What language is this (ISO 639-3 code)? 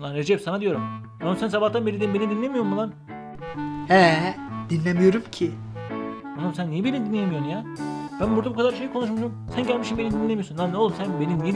tur